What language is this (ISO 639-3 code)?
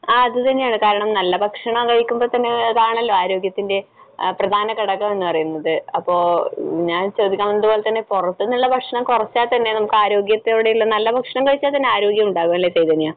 mal